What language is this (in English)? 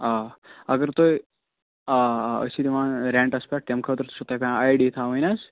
Kashmiri